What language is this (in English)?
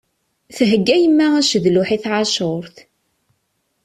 Kabyle